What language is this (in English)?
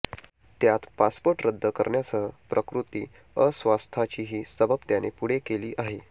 Marathi